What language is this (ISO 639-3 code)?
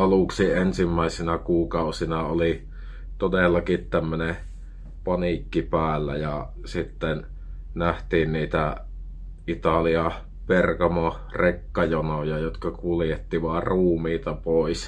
fin